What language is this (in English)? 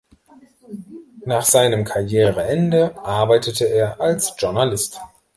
German